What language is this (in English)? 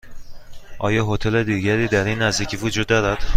Persian